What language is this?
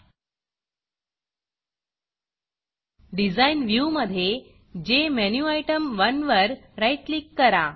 Marathi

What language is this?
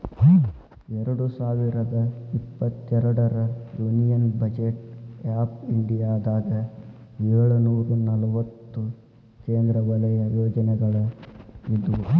Kannada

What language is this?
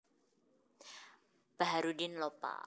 Javanese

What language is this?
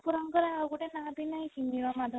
Odia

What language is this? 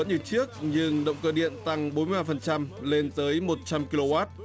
Vietnamese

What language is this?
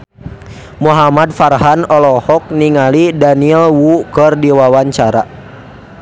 Sundanese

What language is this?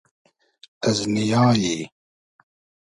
Hazaragi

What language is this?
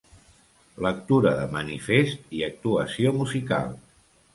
Catalan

